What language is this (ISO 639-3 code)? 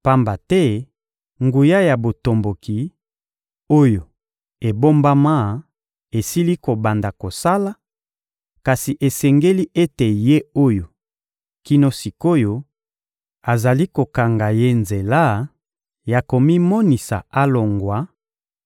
lin